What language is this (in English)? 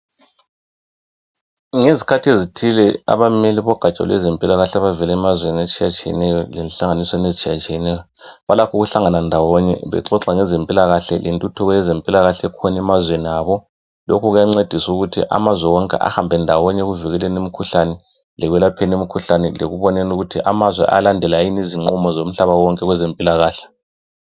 North Ndebele